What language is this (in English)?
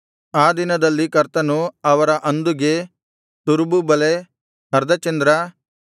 Kannada